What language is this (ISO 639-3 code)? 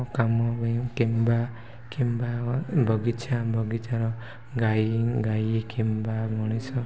ori